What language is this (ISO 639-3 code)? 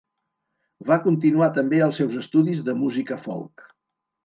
cat